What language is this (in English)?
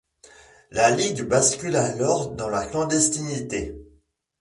French